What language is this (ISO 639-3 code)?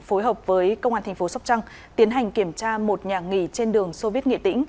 vie